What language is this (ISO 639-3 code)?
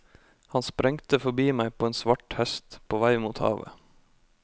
nor